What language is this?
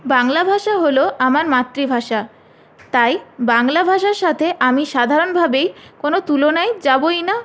Bangla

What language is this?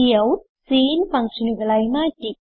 Malayalam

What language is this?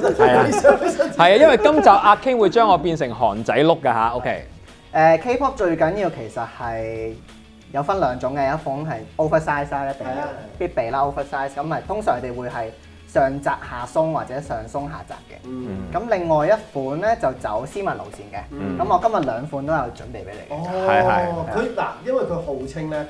Chinese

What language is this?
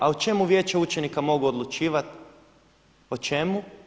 Croatian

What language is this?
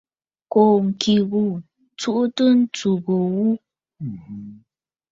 Bafut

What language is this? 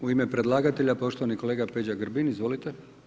Croatian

